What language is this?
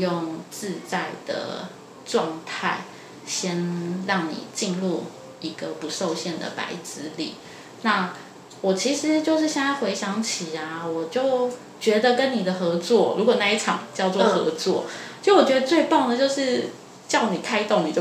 Chinese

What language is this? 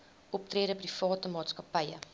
Afrikaans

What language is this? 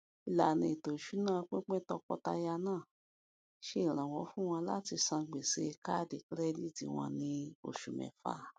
Yoruba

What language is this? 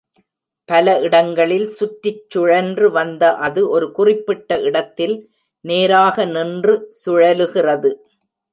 Tamil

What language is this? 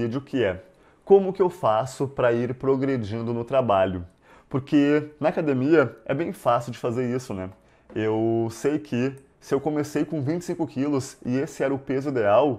Portuguese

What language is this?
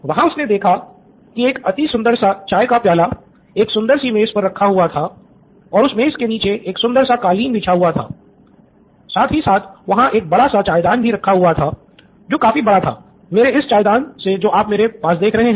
Hindi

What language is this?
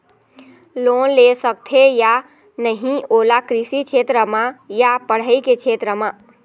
Chhattisgarhi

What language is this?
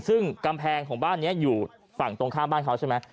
Thai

